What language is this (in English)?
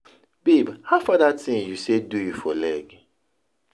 Nigerian Pidgin